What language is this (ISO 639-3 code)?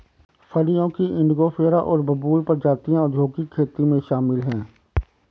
hin